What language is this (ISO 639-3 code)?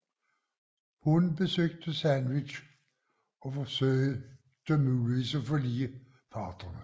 dan